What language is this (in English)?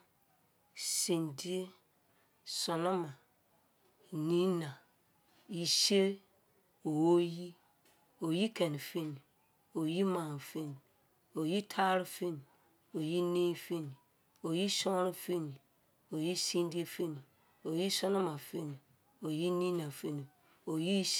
Izon